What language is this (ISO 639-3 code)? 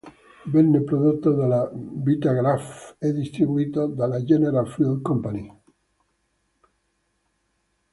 ita